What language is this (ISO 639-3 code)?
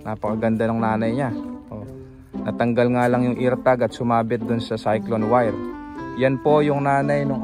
fil